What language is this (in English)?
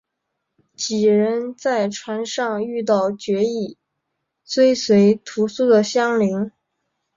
Chinese